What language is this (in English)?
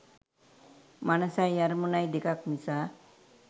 Sinhala